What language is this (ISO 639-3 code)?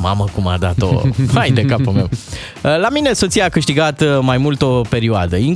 ron